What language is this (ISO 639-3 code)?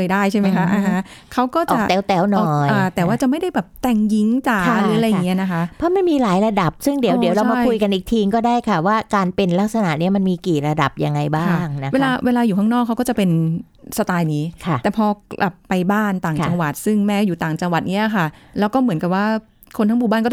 tha